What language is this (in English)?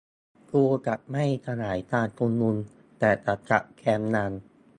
Thai